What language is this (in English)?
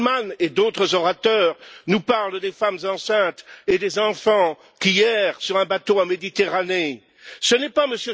French